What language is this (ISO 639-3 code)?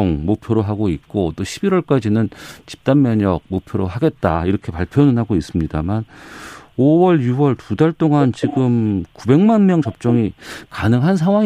kor